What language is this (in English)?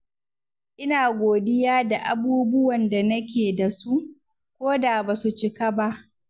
Hausa